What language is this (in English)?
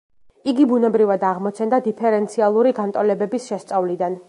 Georgian